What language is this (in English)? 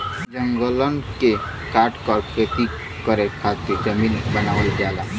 Bhojpuri